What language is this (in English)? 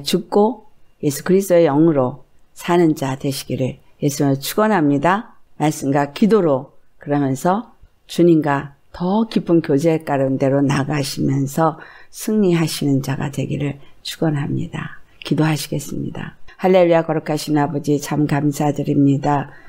Korean